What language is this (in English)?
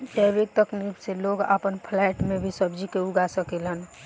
Bhojpuri